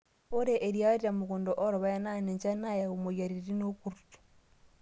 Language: Masai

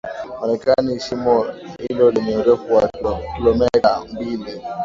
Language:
Swahili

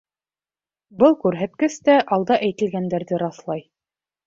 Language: Bashkir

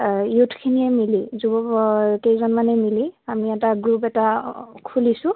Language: Assamese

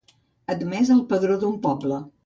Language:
Catalan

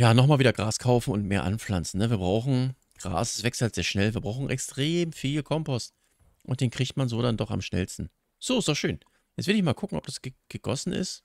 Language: German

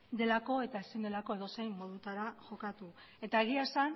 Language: Basque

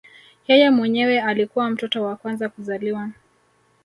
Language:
Swahili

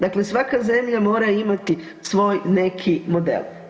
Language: Croatian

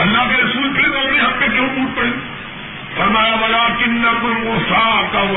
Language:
Urdu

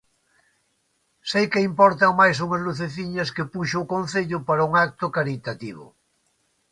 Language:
Galician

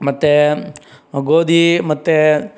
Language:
Kannada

